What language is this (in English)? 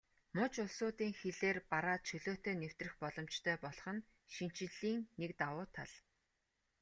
Mongolian